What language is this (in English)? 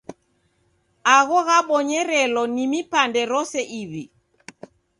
Taita